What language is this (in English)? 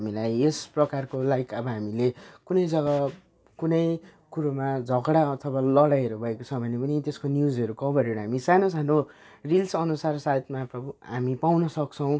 Nepali